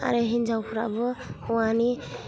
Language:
Bodo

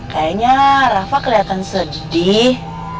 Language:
Indonesian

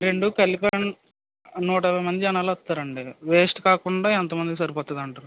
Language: Telugu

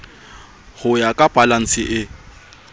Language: Southern Sotho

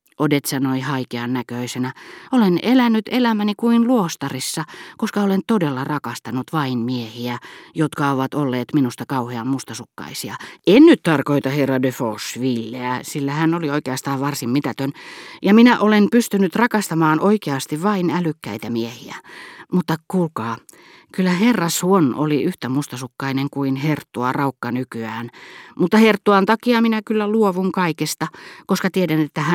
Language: Finnish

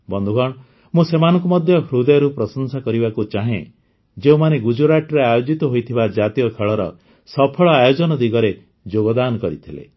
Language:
Odia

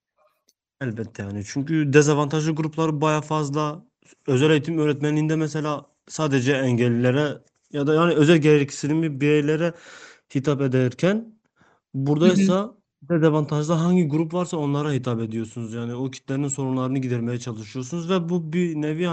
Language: Turkish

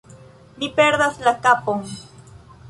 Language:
Esperanto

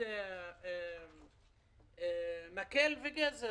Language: Hebrew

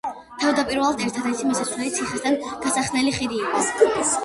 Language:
Georgian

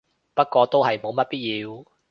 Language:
Cantonese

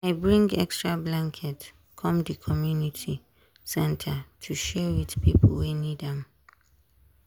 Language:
Nigerian Pidgin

